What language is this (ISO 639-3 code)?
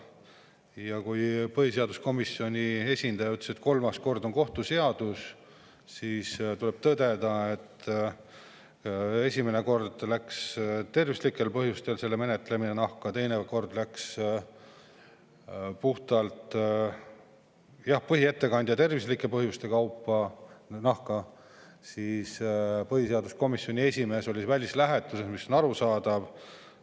est